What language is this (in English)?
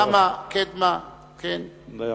Hebrew